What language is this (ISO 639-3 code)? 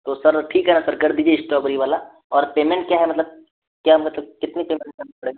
hin